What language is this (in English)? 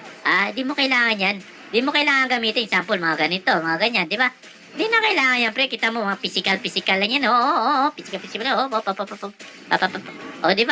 Filipino